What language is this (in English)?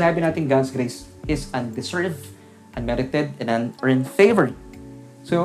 Filipino